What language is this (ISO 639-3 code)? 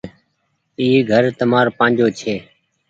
gig